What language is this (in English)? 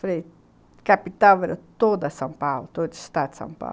Portuguese